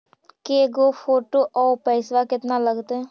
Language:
Magahi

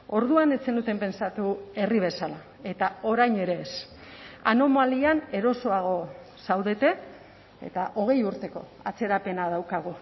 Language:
Basque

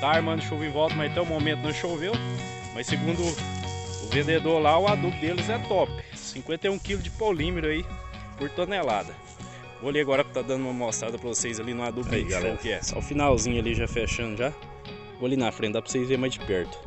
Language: Portuguese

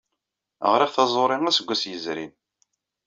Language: Kabyle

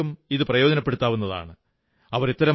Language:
Malayalam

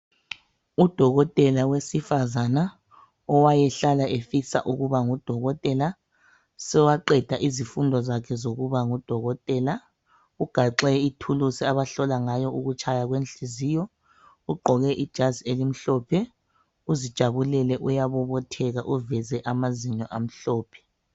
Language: North Ndebele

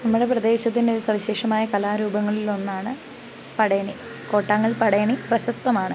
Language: Malayalam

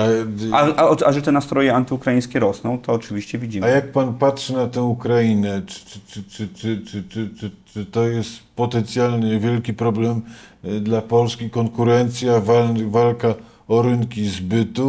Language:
Polish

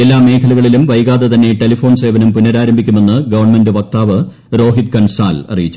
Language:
Malayalam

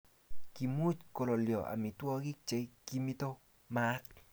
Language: Kalenjin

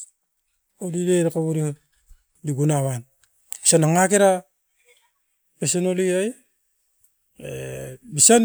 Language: Askopan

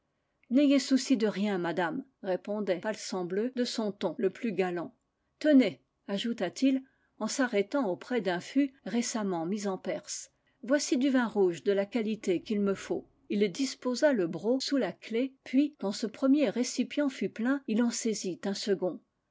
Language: French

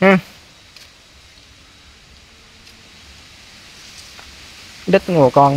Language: Vietnamese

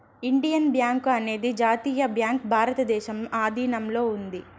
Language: Telugu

